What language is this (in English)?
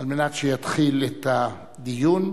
Hebrew